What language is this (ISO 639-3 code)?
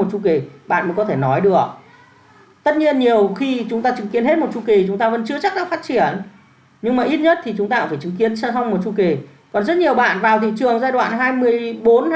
vie